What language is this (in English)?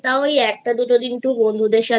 Bangla